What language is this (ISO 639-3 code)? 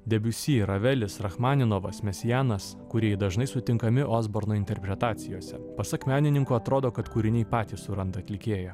lit